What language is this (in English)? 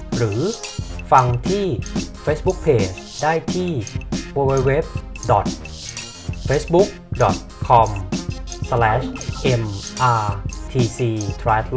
Thai